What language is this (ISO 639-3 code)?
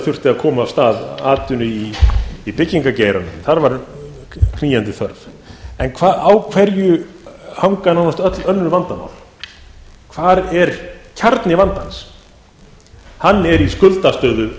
isl